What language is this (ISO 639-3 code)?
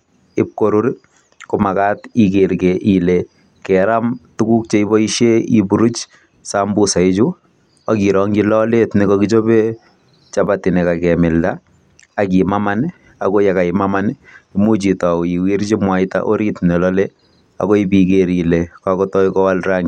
kln